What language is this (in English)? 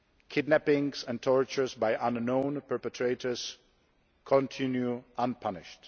English